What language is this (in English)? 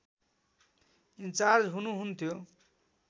Nepali